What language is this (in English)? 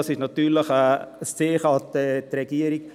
Swiss German